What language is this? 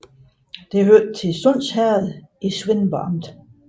Danish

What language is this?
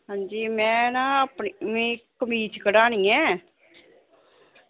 Dogri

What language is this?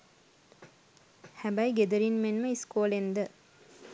Sinhala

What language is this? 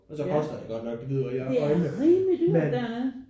Danish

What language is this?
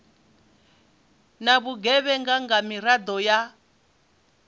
Venda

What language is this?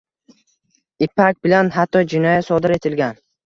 Uzbek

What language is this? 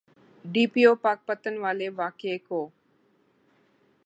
Urdu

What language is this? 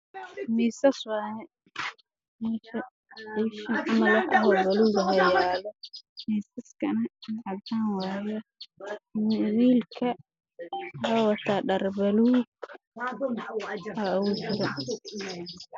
Somali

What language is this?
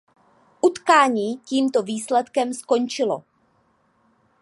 Czech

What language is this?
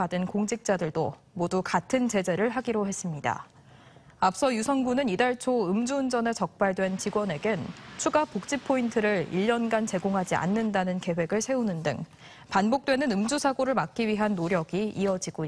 Korean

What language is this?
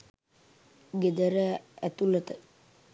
Sinhala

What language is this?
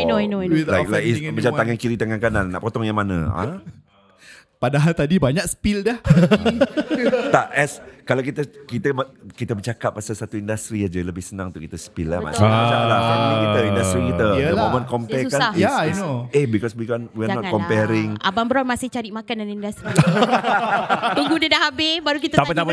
Malay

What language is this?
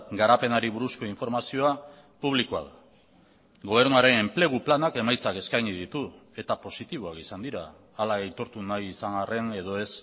Basque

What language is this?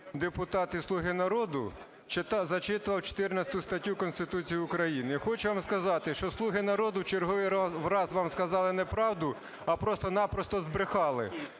Ukrainian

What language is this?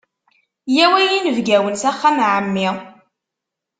Kabyle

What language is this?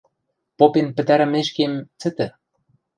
Western Mari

